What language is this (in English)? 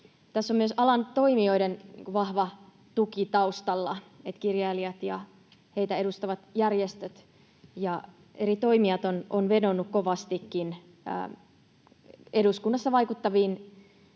Finnish